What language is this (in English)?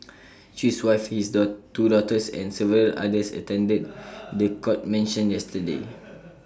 English